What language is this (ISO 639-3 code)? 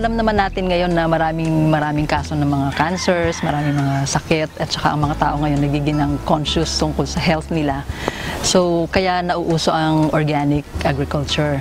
fil